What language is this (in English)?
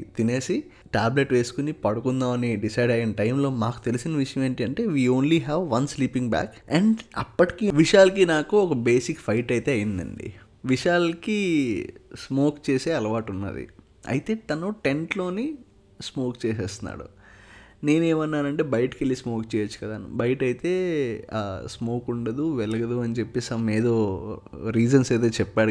Telugu